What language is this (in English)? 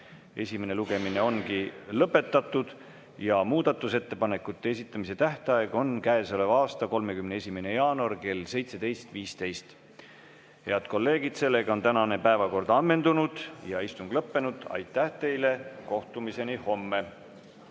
Estonian